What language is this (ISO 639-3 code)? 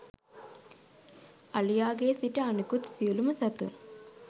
sin